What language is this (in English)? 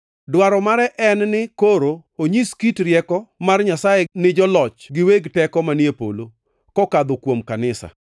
Luo (Kenya and Tanzania)